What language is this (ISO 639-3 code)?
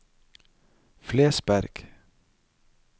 nor